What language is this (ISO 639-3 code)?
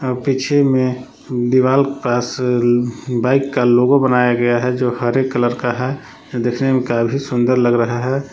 hin